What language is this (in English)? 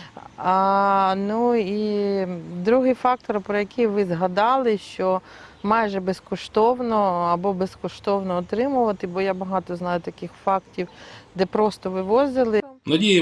Ukrainian